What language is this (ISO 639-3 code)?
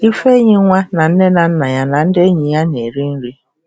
ibo